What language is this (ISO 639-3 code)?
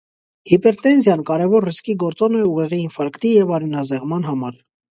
hye